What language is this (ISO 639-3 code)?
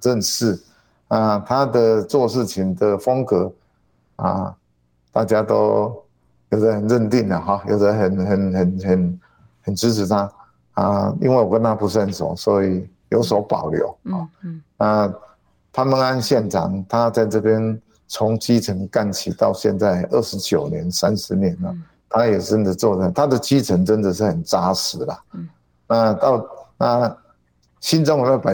zho